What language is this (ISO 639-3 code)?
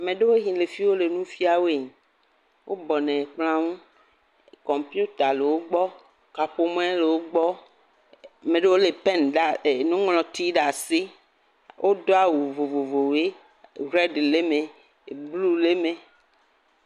ewe